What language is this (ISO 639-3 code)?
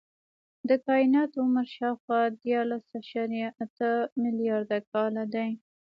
pus